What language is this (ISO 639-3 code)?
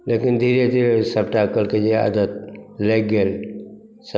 mai